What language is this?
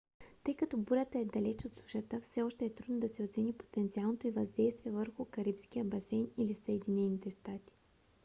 Bulgarian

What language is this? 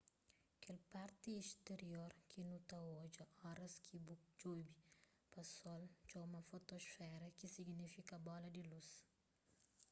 Kabuverdianu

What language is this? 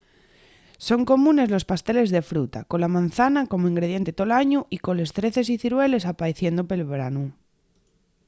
Asturian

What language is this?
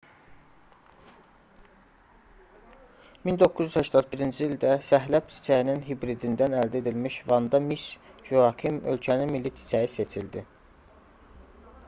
Azerbaijani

